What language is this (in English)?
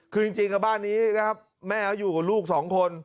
Thai